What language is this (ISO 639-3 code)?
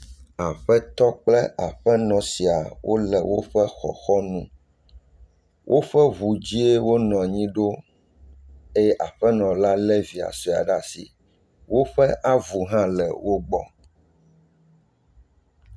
ewe